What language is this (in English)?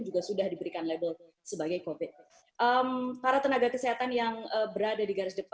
Indonesian